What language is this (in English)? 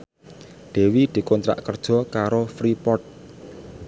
Javanese